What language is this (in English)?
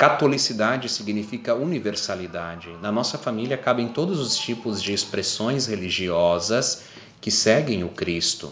Portuguese